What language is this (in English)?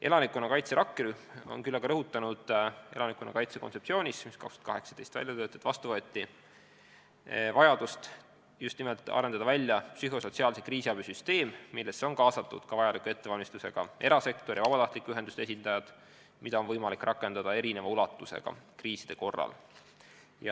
Estonian